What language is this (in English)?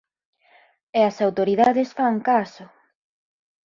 Galician